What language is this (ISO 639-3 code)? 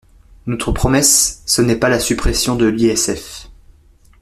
fra